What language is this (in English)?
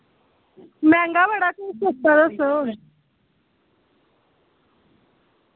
Dogri